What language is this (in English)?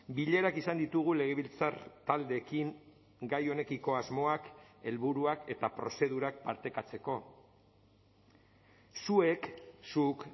Basque